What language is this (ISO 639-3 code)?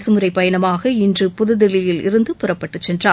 tam